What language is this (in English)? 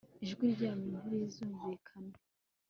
Kinyarwanda